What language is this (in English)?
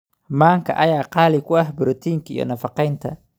Somali